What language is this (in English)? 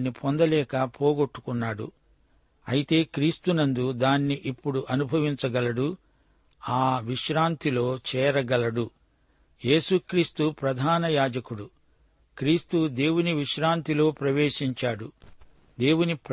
Telugu